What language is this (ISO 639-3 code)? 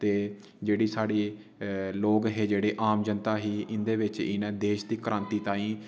doi